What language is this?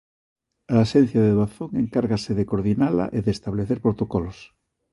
Galician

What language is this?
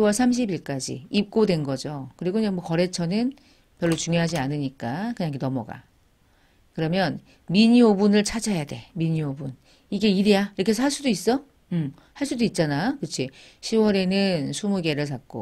Korean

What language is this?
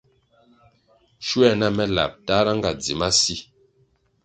Kwasio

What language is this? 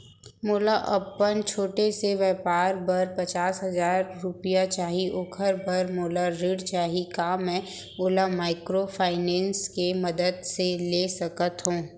Chhattisgarhi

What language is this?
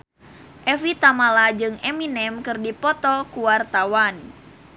Sundanese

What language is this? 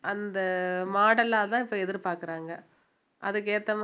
Tamil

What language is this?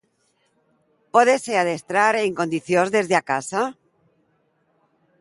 Galician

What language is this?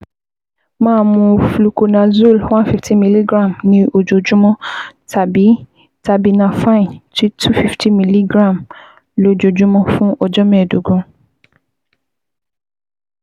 Yoruba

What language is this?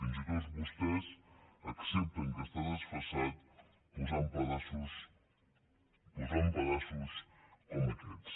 Catalan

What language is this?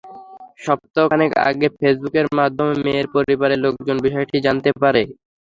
Bangla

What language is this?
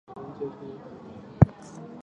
Chinese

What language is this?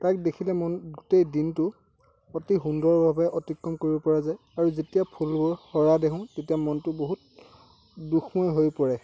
Assamese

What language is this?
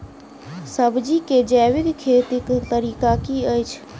Maithili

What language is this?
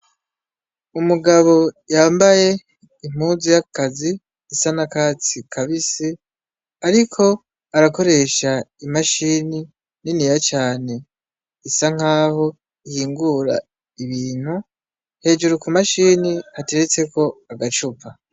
Rundi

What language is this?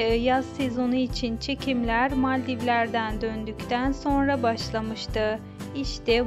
Turkish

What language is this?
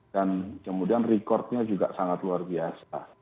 Indonesian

